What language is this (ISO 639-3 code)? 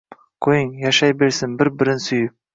uzb